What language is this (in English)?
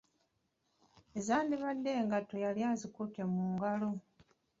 Ganda